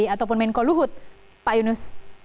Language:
Indonesian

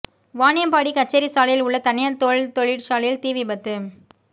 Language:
Tamil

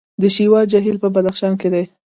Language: Pashto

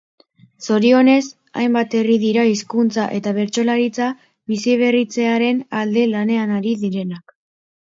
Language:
Basque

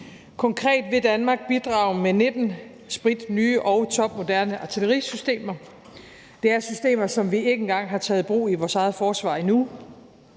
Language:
Danish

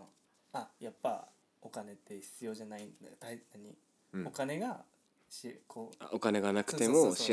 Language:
Japanese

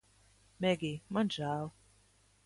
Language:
Latvian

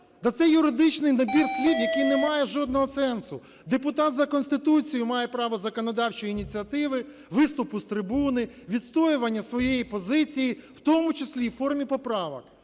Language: Ukrainian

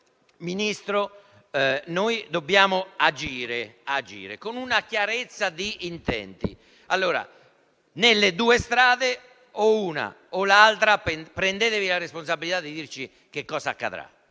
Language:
Italian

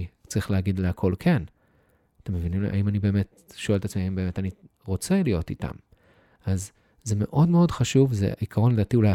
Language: Hebrew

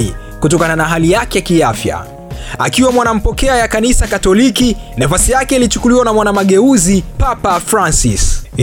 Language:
Swahili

